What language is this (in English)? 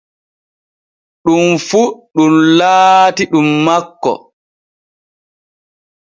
Borgu Fulfulde